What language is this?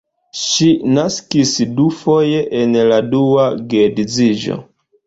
Esperanto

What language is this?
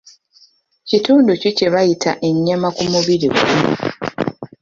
Ganda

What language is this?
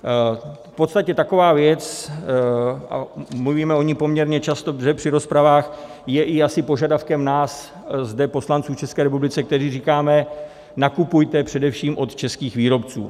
Czech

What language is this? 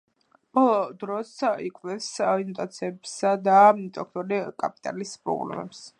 Georgian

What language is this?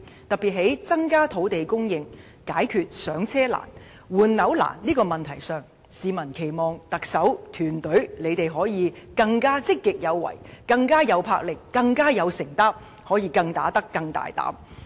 Cantonese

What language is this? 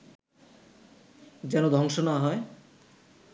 Bangla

